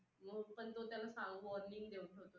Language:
Marathi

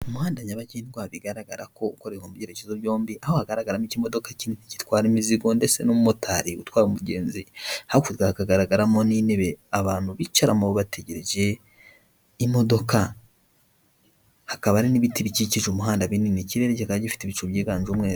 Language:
Kinyarwanda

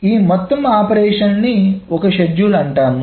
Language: Telugu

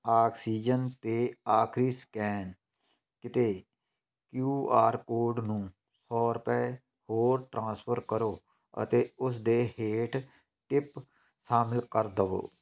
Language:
Punjabi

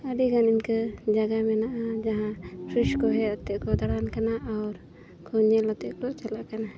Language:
Santali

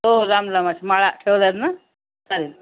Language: Marathi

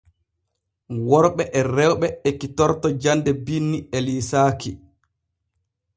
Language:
Borgu Fulfulde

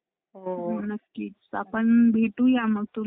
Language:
Marathi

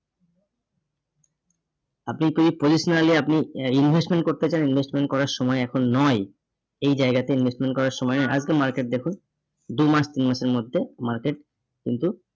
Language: Bangla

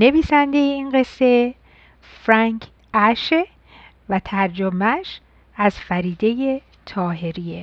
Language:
Persian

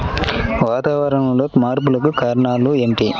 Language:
Telugu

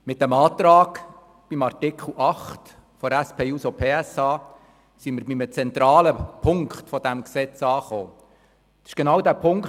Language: Swiss German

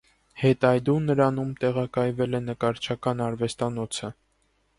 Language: Armenian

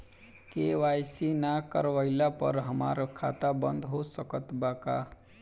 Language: Bhojpuri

